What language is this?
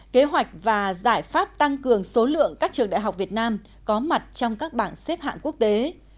Vietnamese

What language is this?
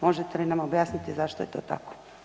Croatian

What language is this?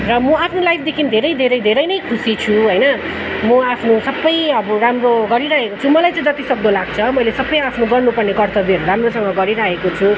Nepali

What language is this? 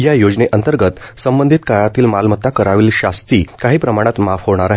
Marathi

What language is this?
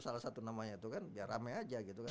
Indonesian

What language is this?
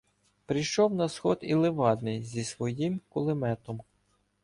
Ukrainian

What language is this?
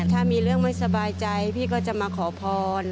Thai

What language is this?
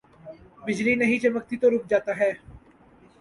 Urdu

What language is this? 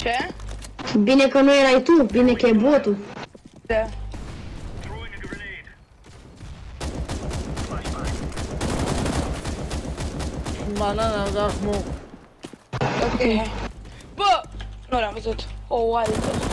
Romanian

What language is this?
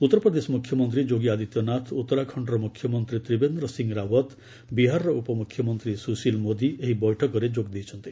Odia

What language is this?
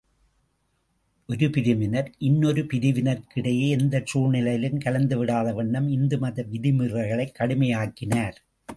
Tamil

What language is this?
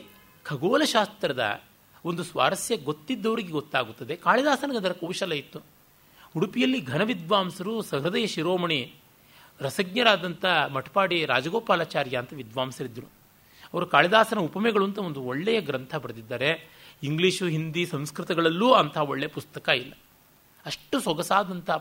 Kannada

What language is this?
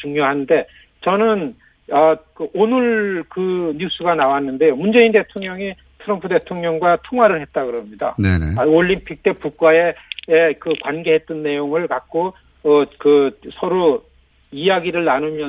Korean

